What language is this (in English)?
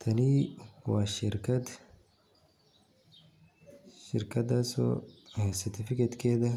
Somali